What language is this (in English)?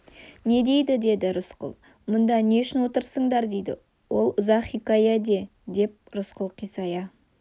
Kazakh